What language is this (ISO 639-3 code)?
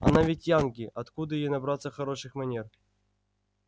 rus